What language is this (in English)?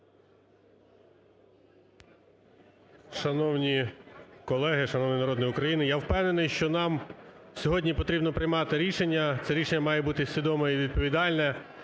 Ukrainian